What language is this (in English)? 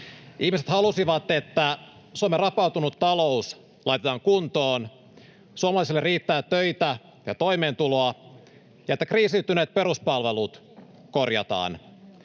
Finnish